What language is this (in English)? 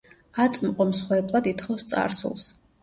Georgian